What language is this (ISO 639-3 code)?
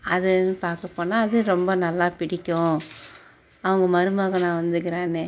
tam